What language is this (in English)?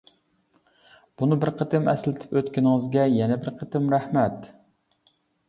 Uyghur